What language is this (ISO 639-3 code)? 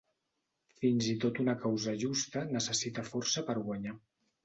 cat